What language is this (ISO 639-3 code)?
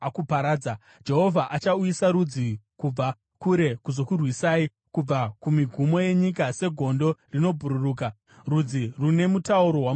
sna